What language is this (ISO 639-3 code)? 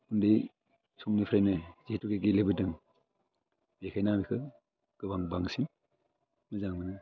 brx